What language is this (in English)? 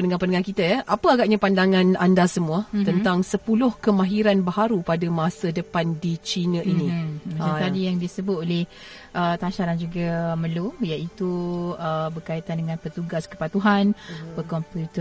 Malay